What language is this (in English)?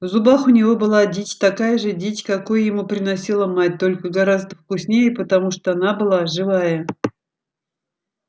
Russian